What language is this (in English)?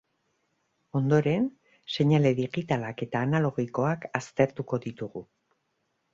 Basque